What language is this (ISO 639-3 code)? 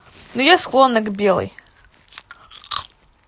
rus